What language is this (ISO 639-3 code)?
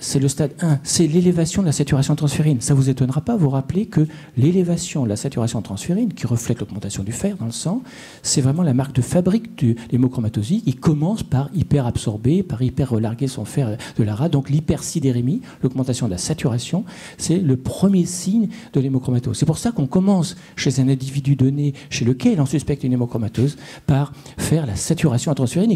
fra